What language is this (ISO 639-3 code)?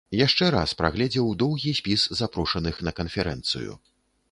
bel